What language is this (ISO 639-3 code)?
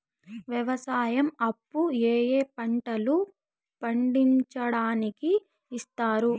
tel